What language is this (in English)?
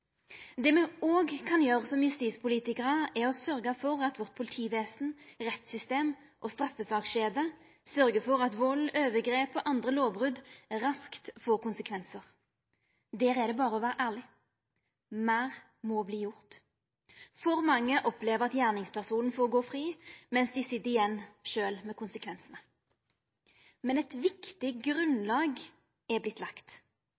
Norwegian Nynorsk